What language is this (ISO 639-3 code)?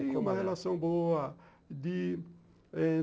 por